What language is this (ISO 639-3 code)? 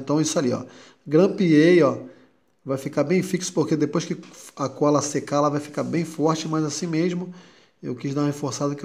por